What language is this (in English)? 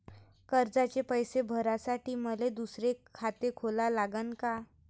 Marathi